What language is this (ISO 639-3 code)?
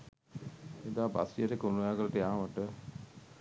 sin